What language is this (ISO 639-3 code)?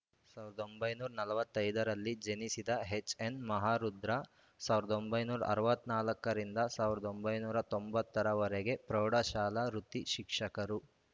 kan